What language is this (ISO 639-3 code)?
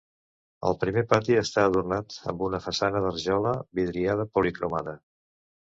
cat